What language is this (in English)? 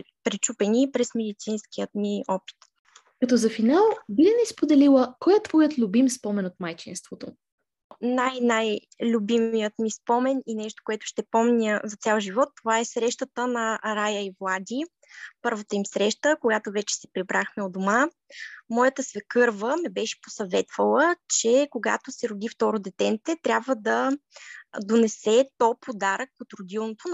Bulgarian